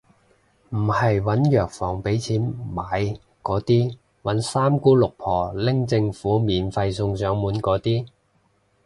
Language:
Cantonese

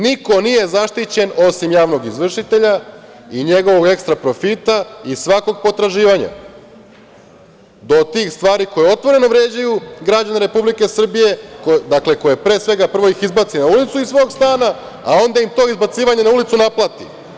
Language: Serbian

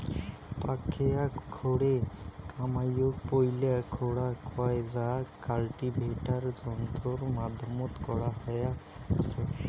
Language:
Bangla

